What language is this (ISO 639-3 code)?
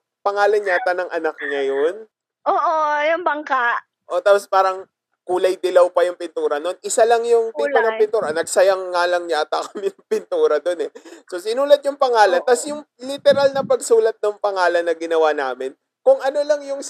fil